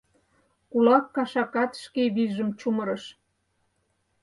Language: Mari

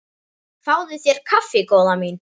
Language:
Icelandic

